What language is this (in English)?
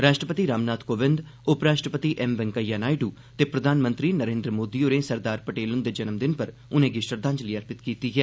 Dogri